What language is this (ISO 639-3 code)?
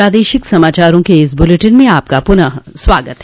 hin